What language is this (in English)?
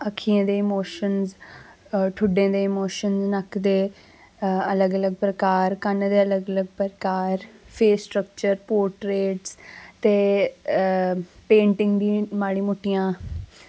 Dogri